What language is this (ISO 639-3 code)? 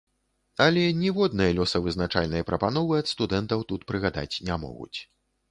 bel